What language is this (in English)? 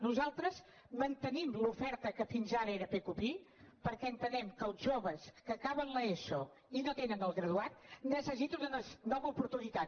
Catalan